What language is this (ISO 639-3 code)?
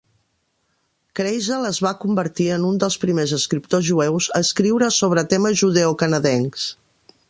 cat